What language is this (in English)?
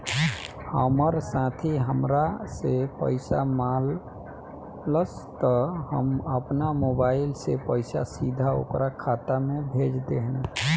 Bhojpuri